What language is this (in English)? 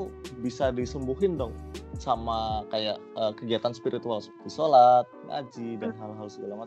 Indonesian